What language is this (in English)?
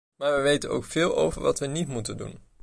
Dutch